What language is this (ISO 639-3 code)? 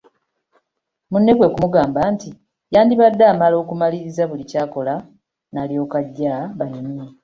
lug